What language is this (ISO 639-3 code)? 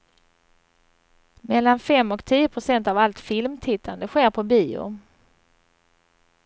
swe